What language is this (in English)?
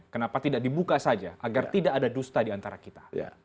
Indonesian